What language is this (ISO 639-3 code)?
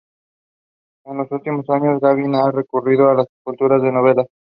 spa